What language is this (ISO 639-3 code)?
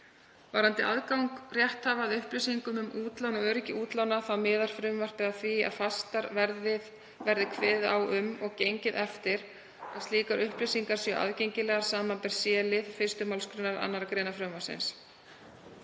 isl